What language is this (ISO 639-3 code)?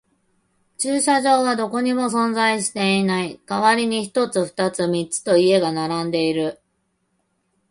jpn